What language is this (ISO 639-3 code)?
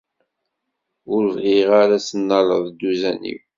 kab